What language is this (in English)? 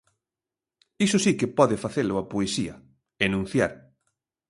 Galician